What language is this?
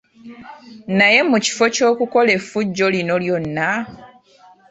Ganda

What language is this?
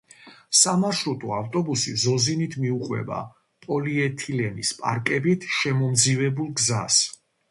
Georgian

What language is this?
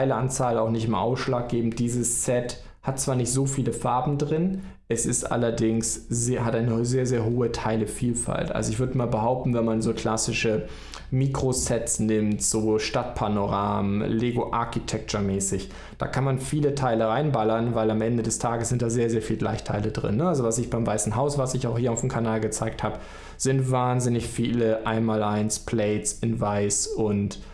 German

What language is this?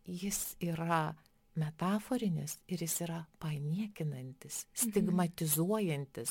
Lithuanian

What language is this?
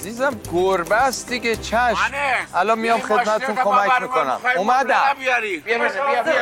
Persian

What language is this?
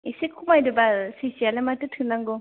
Bodo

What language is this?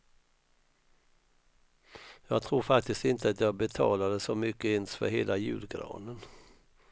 Swedish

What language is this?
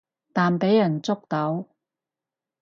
Cantonese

